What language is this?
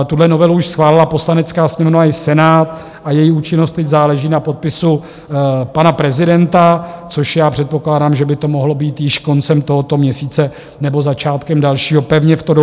Czech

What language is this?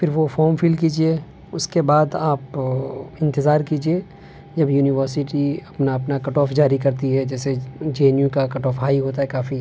Urdu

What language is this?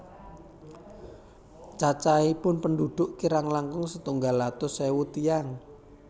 Javanese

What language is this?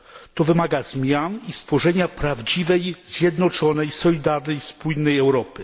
Polish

